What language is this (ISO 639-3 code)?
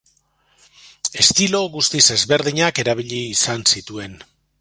eus